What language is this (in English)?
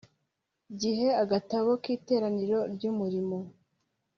Kinyarwanda